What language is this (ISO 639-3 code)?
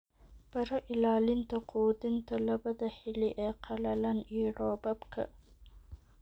som